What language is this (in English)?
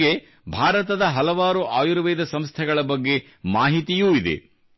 Kannada